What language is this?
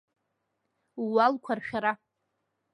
Abkhazian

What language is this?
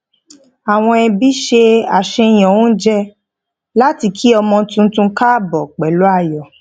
Yoruba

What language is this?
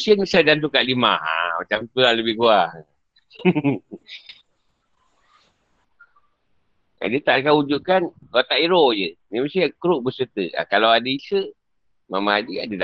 Malay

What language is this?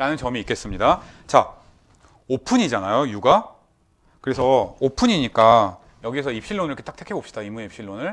Korean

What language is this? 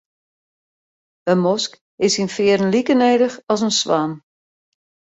Western Frisian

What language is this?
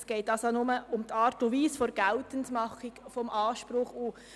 Swiss German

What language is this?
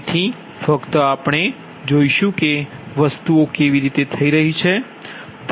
Gujarati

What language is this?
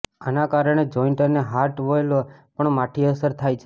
Gujarati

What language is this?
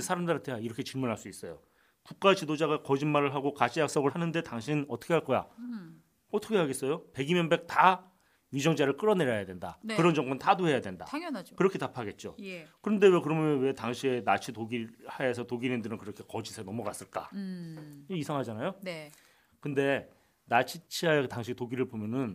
Korean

